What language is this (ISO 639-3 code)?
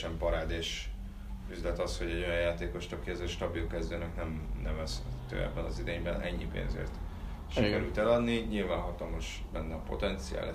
hun